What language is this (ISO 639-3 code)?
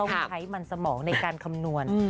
tha